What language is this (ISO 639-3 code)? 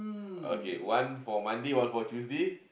eng